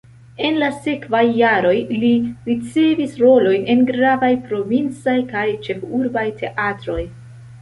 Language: Esperanto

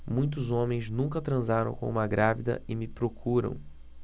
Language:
Portuguese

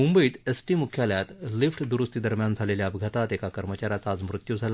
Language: Marathi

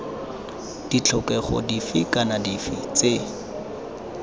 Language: Tswana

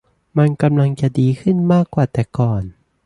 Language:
Thai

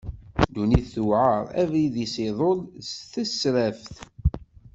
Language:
Kabyle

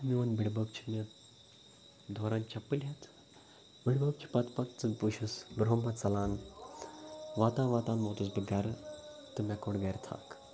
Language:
Kashmiri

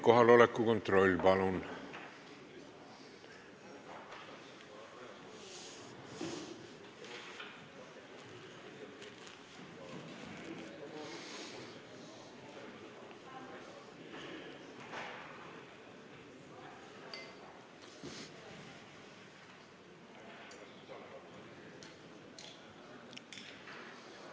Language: Estonian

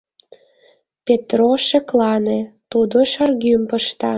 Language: Mari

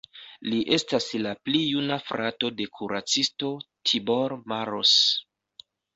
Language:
Esperanto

